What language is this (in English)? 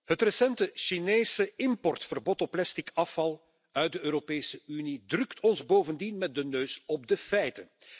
Dutch